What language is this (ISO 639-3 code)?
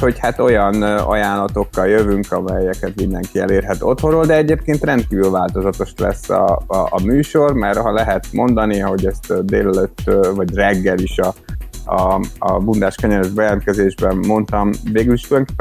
hun